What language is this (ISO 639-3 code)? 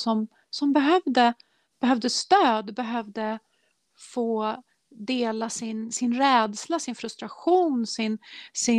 swe